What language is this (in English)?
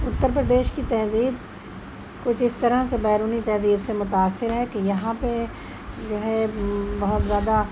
Urdu